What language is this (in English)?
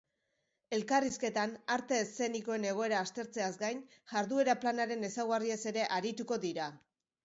Basque